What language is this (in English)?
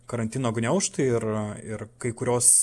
Lithuanian